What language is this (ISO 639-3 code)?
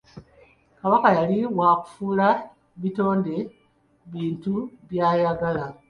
lug